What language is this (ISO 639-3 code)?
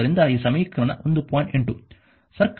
kan